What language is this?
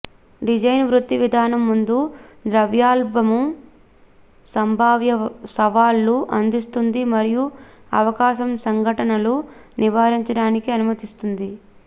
Telugu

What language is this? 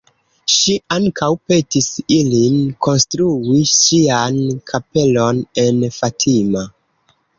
Esperanto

